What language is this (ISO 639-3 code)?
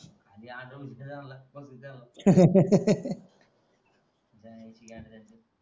mar